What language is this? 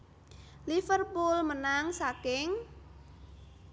Javanese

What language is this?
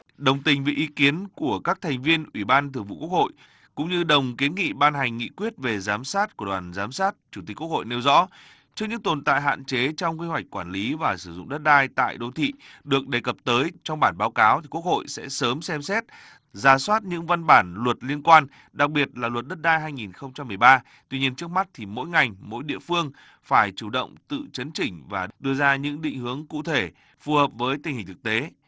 Vietnamese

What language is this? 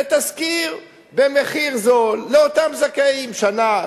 Hebrew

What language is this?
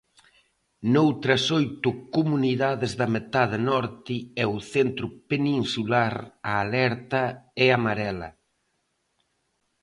Galician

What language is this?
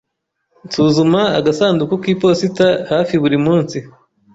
Kinyarwanda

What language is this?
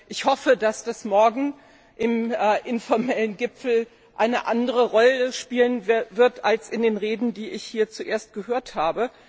German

